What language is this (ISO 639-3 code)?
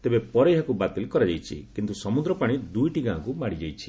ori